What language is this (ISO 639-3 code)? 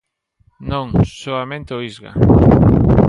glg